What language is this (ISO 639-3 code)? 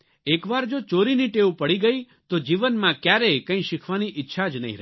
guj